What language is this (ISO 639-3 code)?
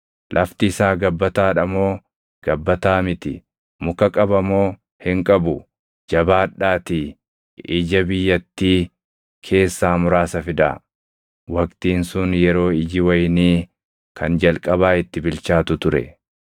orm